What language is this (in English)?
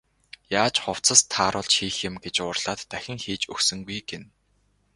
Mongolian